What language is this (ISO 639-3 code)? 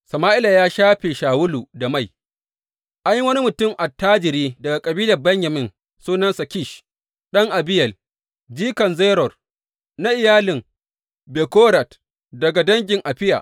hau